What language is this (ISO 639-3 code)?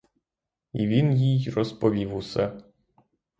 ukr